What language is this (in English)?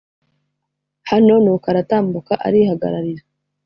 Kinyarwanda